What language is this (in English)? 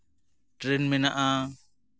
Santali